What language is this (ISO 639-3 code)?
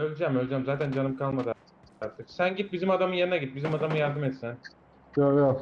tur